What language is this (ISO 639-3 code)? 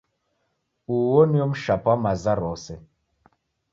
dav